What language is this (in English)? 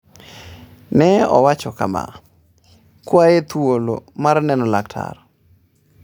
Luo (Kenya and Tanzania)